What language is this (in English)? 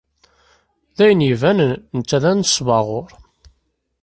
Kabyle